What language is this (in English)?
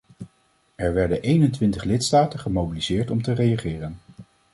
Dutch